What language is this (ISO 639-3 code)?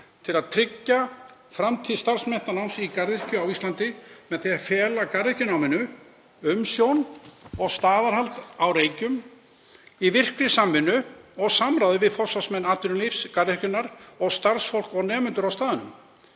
isl